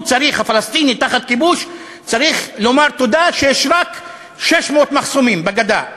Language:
Hebrew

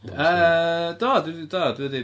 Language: Welsh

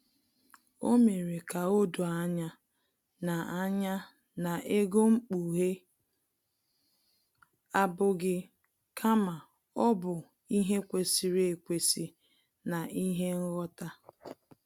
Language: Igbo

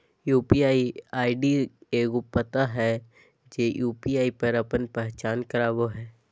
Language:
Magahi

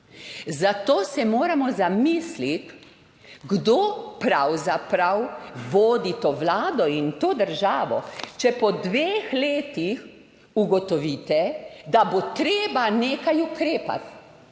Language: Slovenian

